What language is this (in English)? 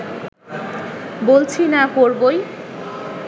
Bangla